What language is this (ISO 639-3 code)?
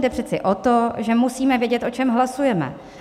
ces